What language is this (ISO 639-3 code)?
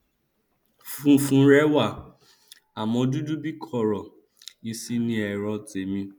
yor